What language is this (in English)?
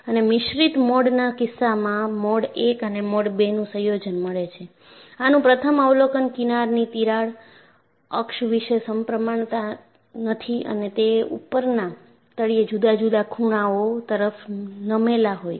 Gujarati